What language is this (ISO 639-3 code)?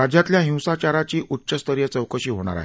mar